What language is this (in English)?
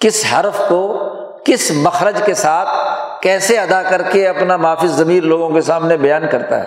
Urdu